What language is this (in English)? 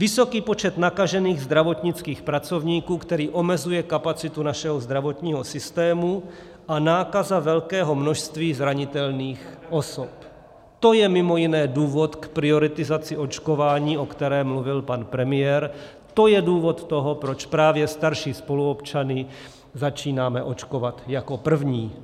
Czech